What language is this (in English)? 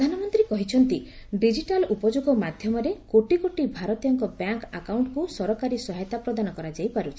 Odia